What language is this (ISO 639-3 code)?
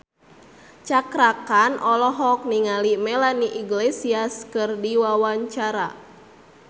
sun